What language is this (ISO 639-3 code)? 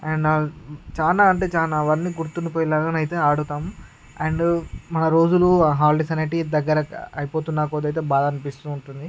tel